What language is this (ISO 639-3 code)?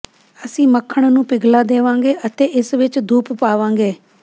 pan